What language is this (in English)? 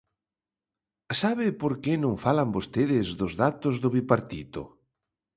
Galician